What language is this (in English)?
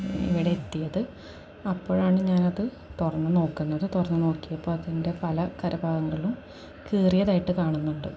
Malayalam